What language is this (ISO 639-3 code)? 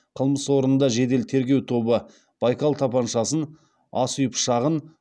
kaz